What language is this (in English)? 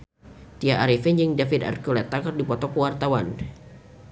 Sundanese